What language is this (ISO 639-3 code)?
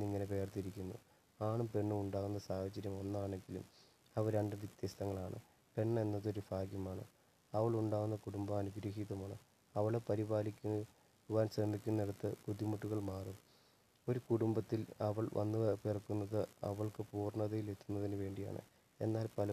mal